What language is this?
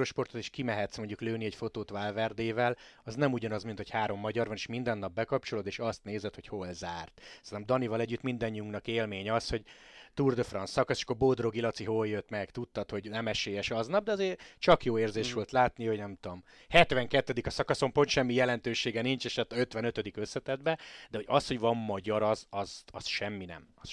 Hungarian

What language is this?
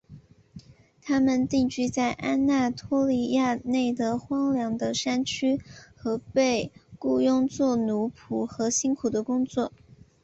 Chinese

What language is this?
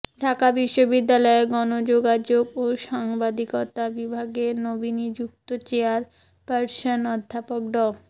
Bangla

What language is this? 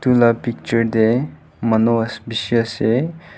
Naga Pidgin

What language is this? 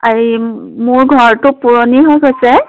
Assamese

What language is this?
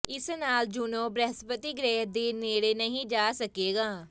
Punjabi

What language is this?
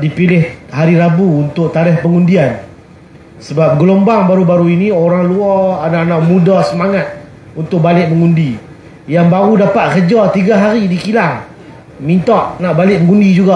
Malay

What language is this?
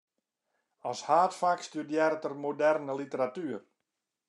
Western Frisian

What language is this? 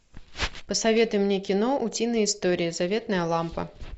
Russian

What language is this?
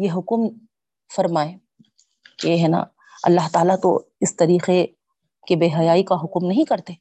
Urdu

